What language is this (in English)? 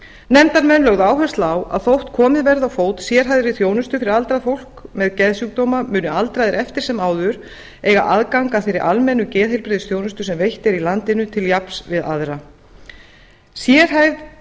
Icelandic